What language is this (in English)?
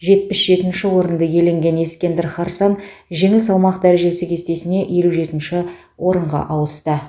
Kazakh